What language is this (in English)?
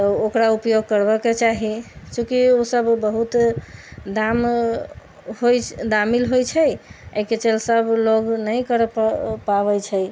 Maithili